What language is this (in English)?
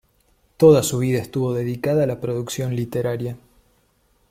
Spanish